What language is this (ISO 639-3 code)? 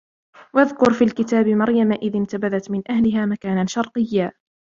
ara